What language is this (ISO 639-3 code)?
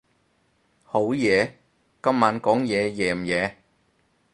yue